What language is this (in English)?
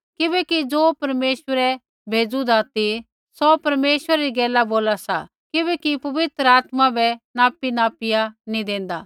Kullu Pahari